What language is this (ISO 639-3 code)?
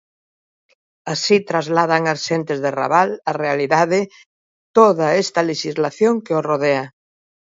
glg